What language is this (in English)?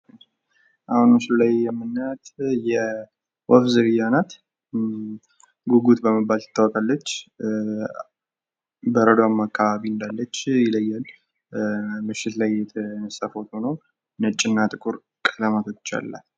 Amharic